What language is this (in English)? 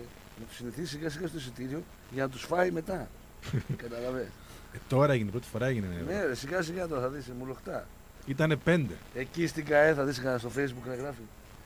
Greek